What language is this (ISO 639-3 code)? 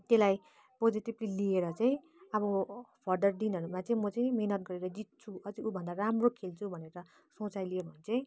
nep